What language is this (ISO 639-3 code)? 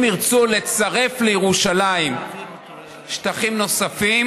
heb